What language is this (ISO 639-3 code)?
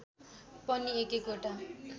nep